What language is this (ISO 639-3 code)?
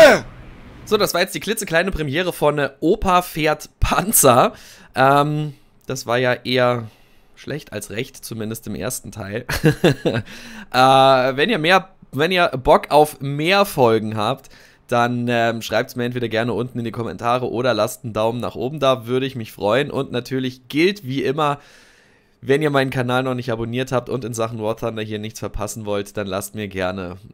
deu